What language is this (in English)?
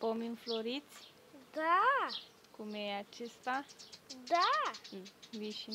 Romanian